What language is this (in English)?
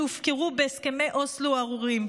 Hebrew